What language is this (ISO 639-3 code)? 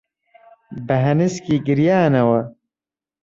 ckb